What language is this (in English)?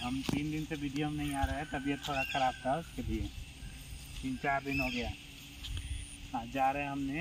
Hindi